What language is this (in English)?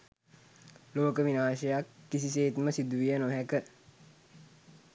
Sinhala